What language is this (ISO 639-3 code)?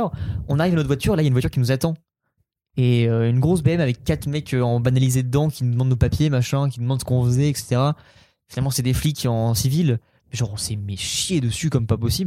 fra